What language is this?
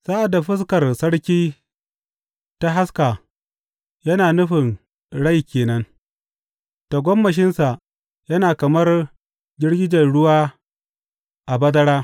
Hausa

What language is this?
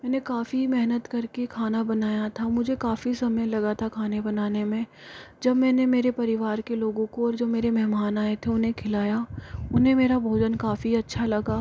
Hindi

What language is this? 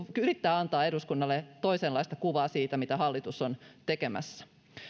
Finnish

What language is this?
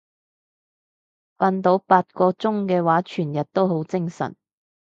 Cantonese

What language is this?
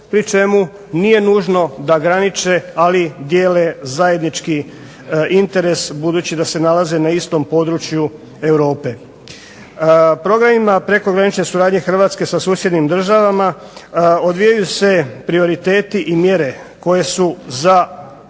Croatian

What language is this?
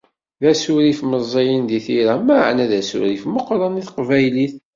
Kabyle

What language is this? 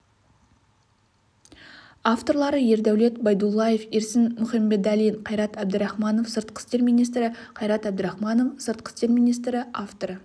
Kazakh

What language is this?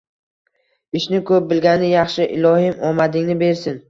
Uzbek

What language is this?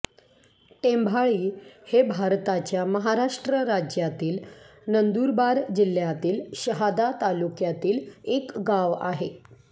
Marathi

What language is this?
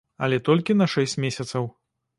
Belarusian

